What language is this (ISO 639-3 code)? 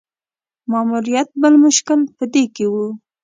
pus